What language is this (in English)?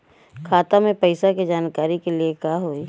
Bhojpuri